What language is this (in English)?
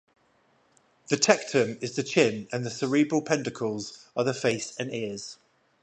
English